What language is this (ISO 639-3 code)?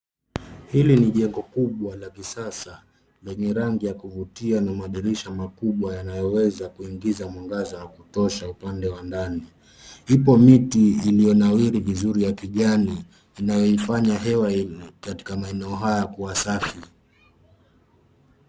swa